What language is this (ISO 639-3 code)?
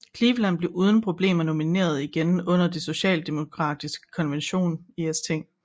dan